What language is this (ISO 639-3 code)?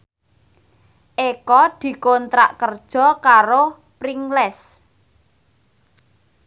jav